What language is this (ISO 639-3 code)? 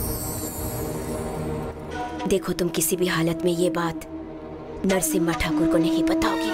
hin